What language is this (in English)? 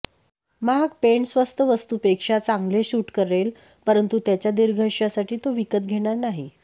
Marathi